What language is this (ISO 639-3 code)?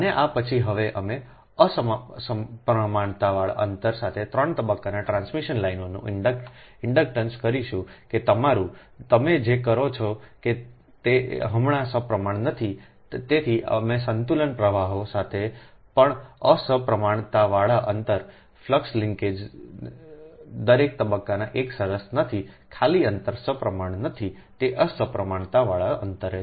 guj